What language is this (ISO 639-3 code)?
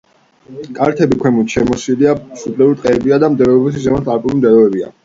kat